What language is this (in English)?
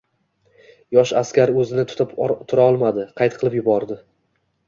Uzbek